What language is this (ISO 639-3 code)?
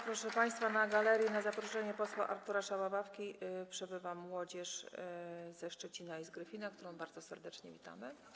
pol